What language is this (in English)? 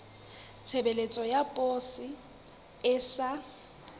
Southern Sotho